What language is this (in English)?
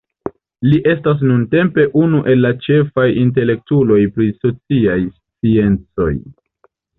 Esperanto